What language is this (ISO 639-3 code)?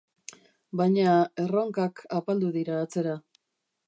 eus